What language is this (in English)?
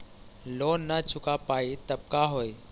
Magahi